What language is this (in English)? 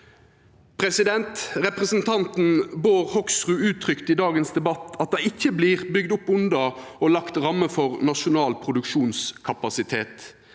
Norwegian